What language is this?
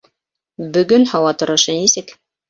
Bashkir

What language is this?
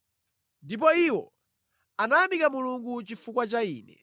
Nyanja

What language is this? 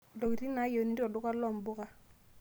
Masai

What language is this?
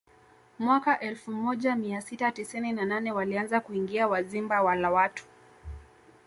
Swahili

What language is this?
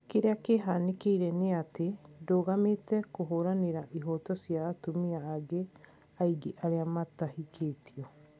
Kikuyu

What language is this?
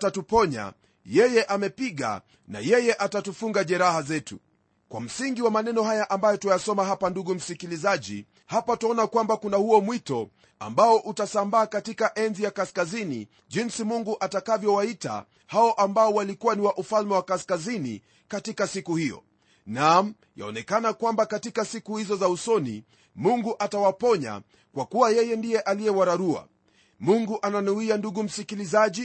Swahili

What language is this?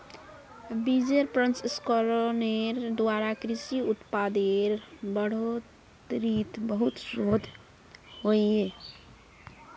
Magahi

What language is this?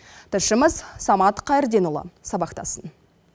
Kazakh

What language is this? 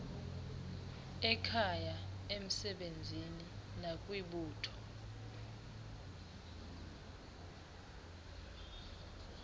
Xhosa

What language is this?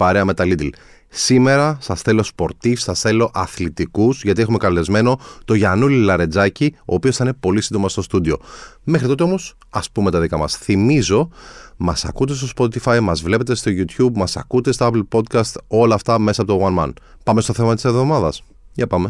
Greek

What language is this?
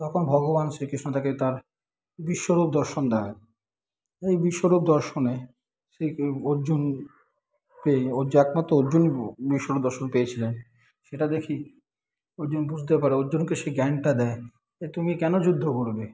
Bangla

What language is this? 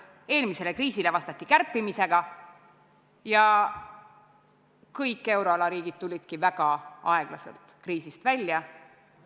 Estonian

